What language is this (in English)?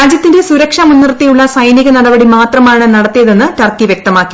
Malayalam